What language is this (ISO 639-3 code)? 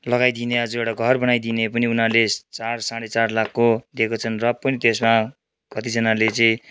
nep